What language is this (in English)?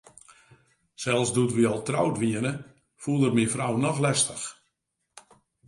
Western Frisian